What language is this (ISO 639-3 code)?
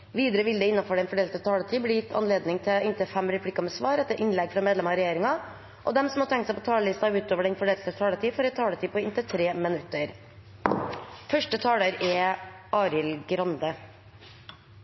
nob